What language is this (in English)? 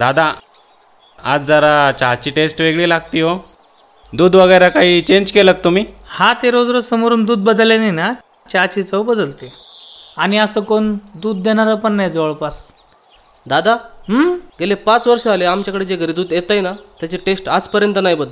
Hindi